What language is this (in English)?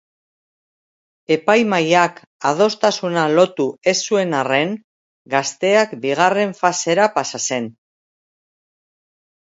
Basque